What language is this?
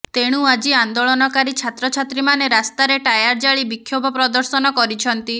Odia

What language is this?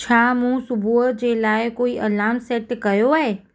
Sindhi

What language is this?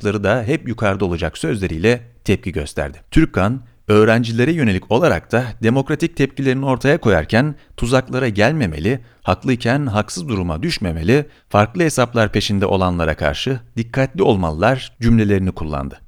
Turkish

